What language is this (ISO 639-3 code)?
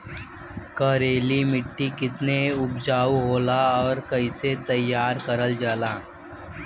bho